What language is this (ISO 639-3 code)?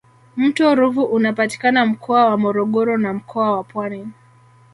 swa